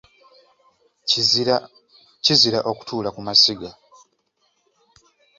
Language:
Ganda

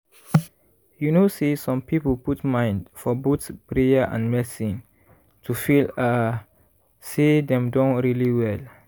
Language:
Nigerian Pidgin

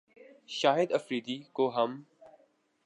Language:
Urdu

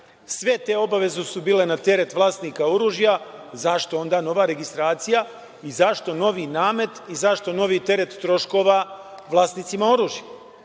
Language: Serbian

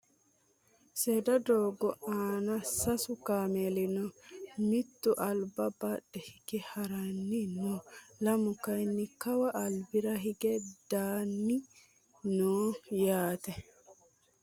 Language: Sidamo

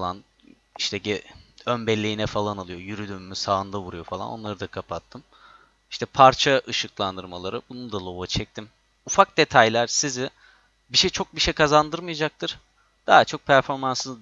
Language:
Turkish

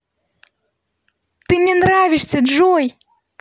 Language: Russian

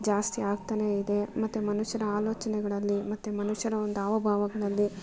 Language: Kannada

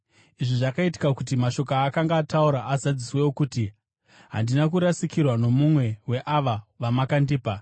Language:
Shona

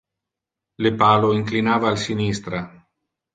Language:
Interlingua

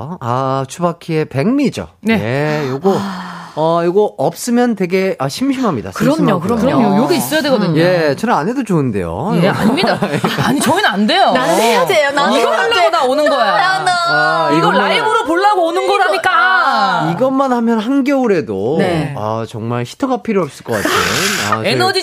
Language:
Korean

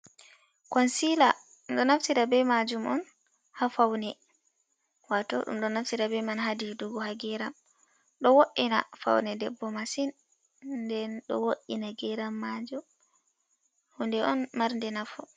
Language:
Fula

